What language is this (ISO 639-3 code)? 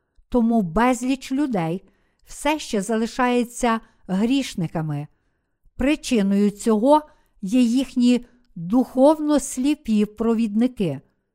ukr